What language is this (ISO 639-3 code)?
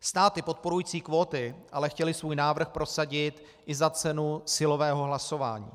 ces